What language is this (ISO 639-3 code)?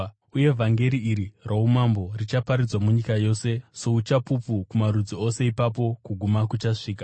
sna